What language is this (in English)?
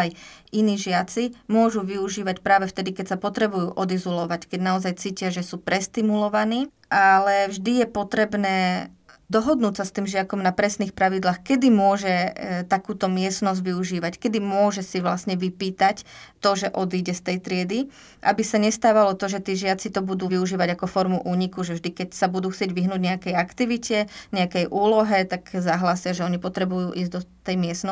Slovak